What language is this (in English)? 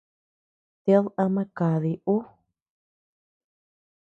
Tepeuxila Cuicatec